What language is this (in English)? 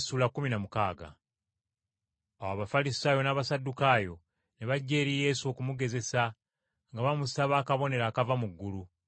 Ganda